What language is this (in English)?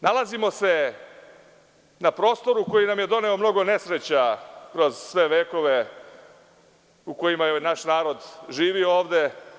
Serbian